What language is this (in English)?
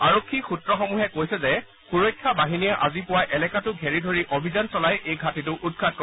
Assamese